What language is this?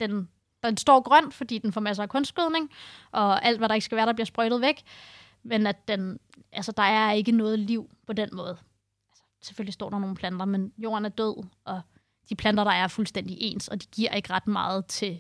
Danish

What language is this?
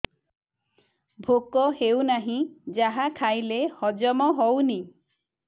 Odia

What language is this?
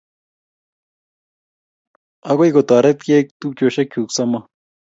Kalenjin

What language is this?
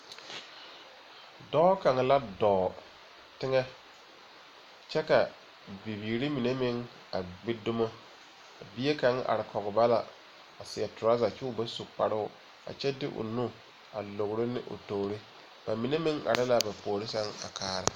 Southern Dagaare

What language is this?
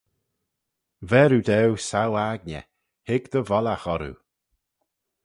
Manx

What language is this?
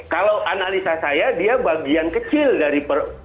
Indonesian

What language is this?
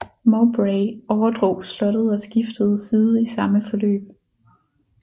Danish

